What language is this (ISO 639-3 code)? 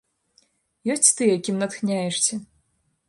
bel